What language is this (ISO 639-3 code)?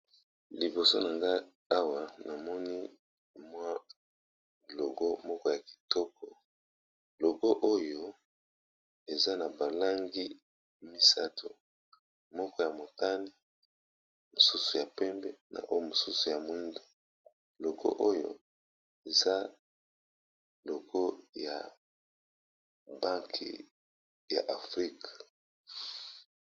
lin